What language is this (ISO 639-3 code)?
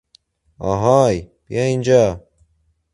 fas